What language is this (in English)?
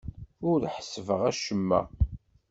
Kabyle